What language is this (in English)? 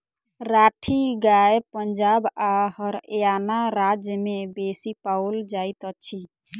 Maithili